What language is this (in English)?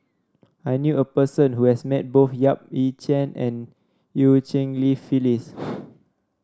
English